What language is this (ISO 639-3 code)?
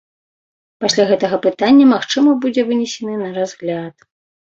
bel